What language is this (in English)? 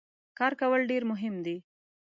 Pashto